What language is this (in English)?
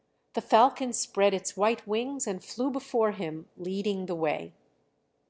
English